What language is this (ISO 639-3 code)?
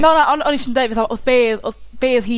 cym